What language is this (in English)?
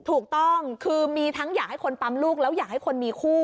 Thai